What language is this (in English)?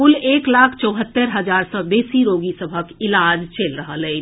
Maithili